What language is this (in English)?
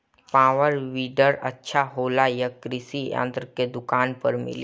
Bhojpuri